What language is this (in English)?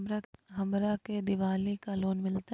Magahi